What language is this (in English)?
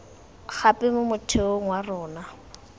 Tswana